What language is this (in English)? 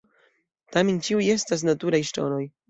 Esperanto